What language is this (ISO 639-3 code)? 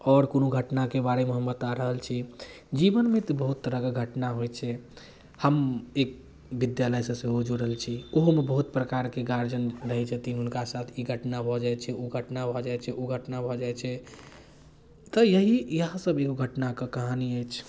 mai